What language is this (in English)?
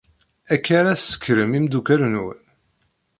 Kabyle